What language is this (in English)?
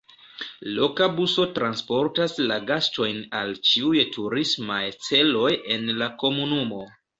Esperanto